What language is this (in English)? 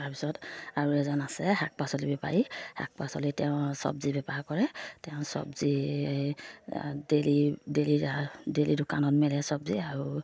Assamese